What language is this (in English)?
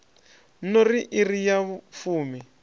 Venda